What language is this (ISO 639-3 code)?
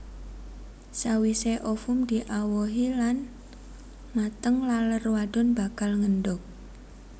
jav